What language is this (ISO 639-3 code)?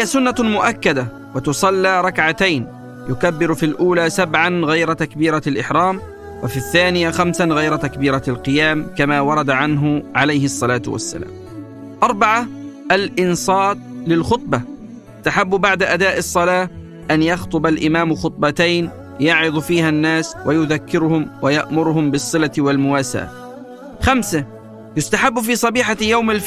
ara